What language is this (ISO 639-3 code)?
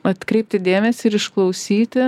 lit